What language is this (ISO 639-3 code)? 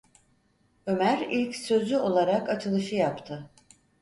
tur